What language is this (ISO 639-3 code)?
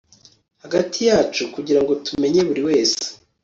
kin